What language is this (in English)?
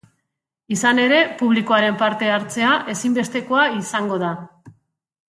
Basque